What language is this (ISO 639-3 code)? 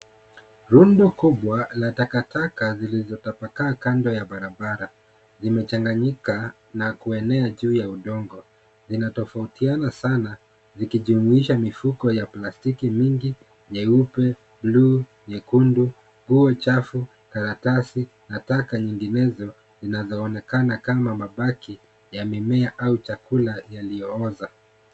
swa